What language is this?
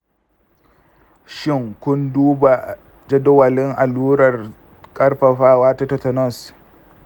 Hausa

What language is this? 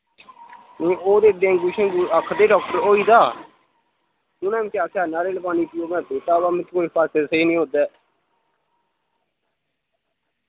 Dogri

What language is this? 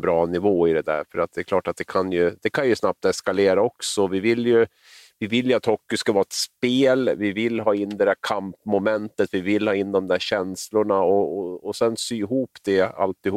Swedish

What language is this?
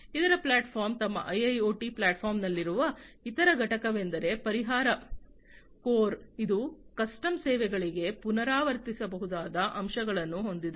Kannada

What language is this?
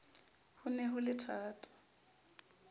Southern Sotho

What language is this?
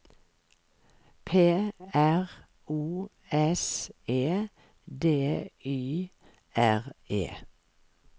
Norwegian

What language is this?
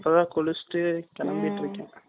Tamil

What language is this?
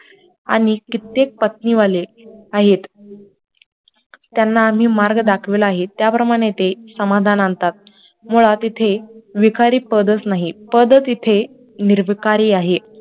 Marathi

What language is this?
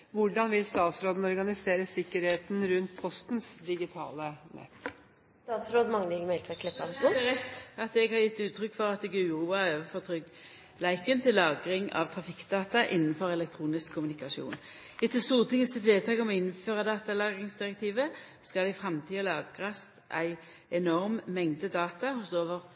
Norwegian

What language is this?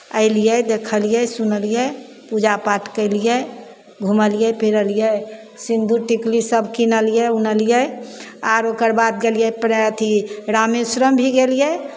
Maithili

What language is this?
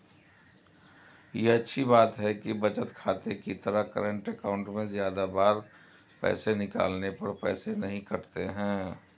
Hindi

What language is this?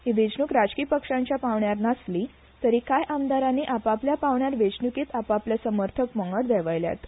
Konkani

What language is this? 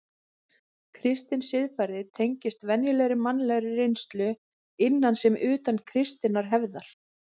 Icelandic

